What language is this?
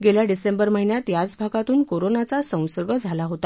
Marathi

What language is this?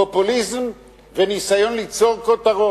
Hebrew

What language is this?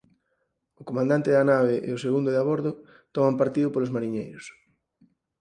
Galician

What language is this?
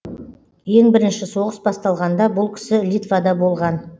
Kazakh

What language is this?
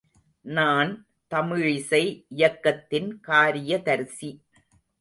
Tamil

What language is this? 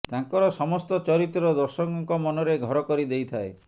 Odia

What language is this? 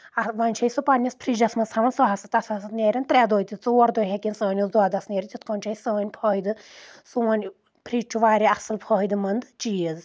Kashmiri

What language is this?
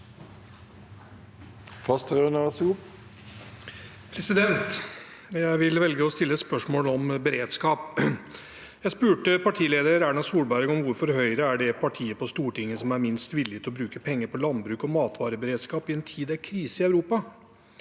Norwegian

